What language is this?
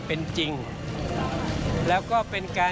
Thai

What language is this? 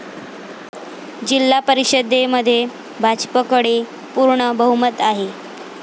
Marathi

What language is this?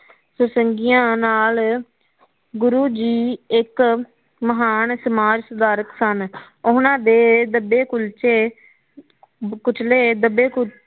Punjabi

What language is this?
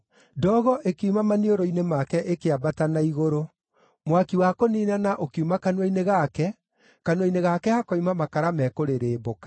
Kikuyu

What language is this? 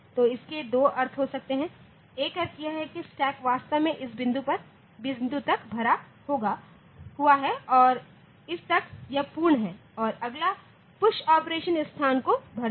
Hindi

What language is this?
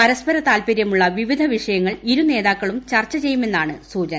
Malayalam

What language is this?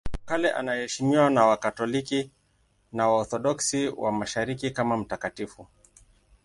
Swahili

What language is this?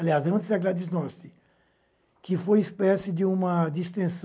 Portuguese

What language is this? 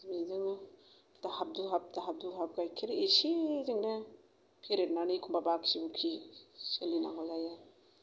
Bodo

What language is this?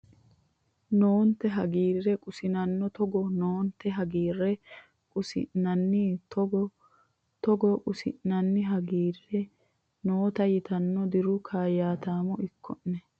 Sidamo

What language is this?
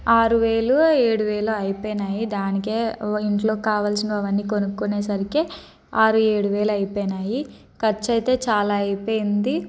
Telugu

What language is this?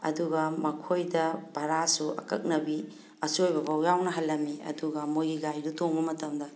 Manipuri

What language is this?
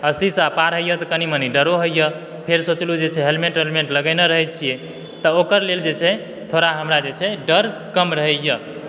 Maithili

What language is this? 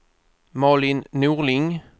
Swedish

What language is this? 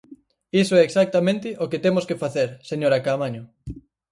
Galician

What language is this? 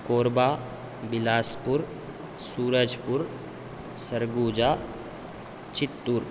Sanskrit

